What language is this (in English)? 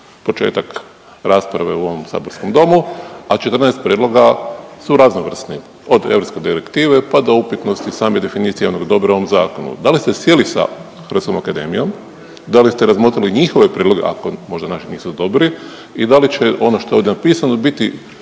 Croatian